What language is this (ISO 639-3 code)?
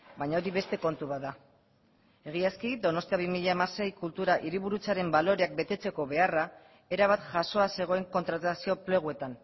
eus